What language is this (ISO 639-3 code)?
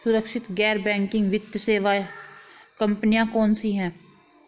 hin